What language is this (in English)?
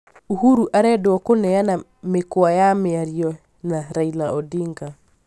Kikuyu